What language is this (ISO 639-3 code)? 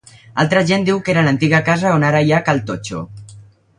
cat